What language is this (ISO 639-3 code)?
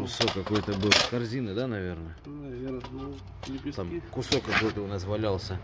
rus